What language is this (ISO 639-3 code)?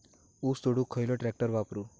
mar